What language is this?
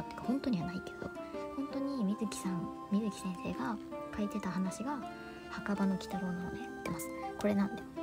Japanese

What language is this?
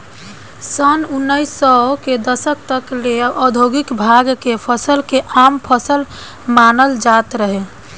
Bhojpuri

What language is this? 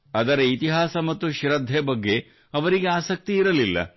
Kannada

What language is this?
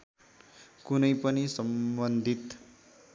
Nepali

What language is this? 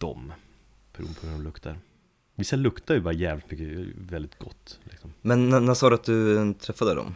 Swedish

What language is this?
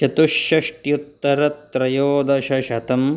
Sanskrit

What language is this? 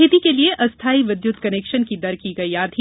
Hindi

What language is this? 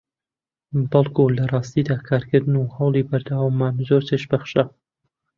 Central Kurdish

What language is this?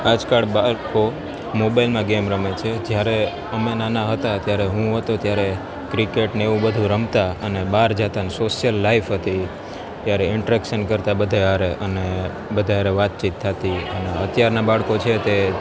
Gujarati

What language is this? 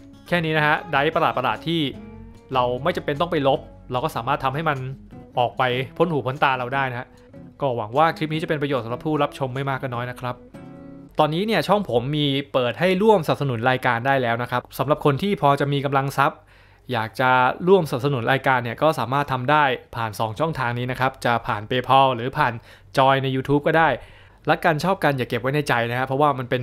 Thai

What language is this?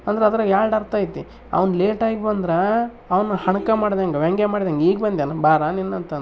Kannada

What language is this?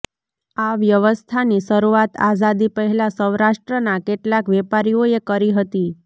Gujarati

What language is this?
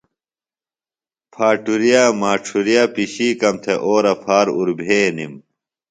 Phalura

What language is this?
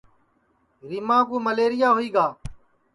Sansi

